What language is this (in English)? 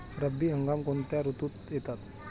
Marathi